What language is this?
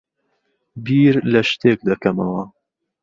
Central Kurdish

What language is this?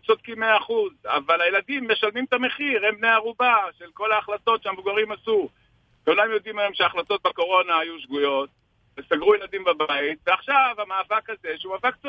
Hebrew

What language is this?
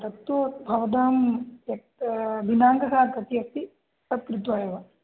Sanskrit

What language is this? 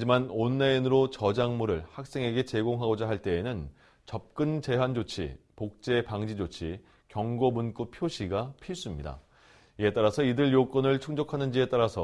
Korean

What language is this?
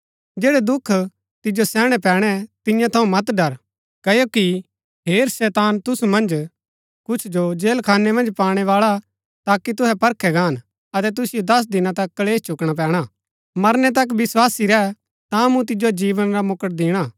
Gaddi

